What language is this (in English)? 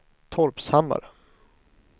Swedish